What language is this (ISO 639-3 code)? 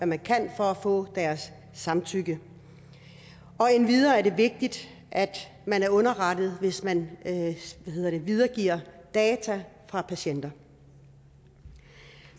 dan